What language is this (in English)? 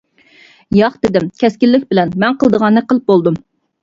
Uyghur